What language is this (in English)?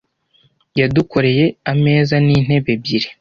Kinyarwanda